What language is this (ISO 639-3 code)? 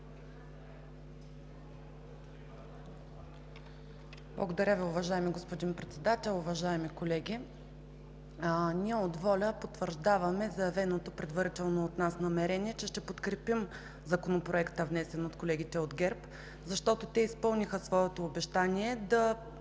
bul